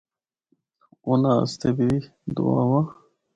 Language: Northern Hindko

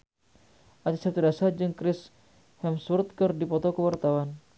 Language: Sundanese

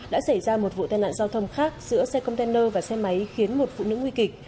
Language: Vietnamese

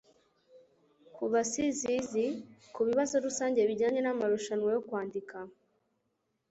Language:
Kinyarwanda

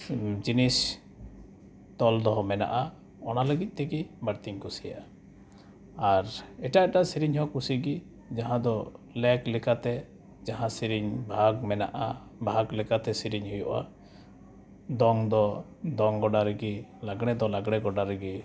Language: Santali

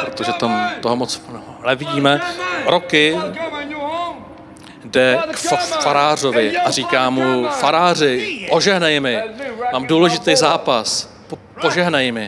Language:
Czech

